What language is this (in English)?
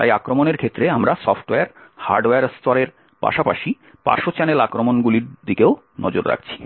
Bangla